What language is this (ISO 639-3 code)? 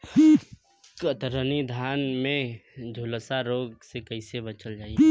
bho